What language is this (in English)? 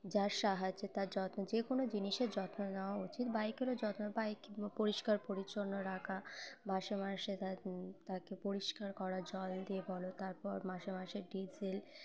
Bangla